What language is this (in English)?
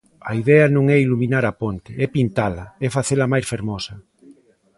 Galician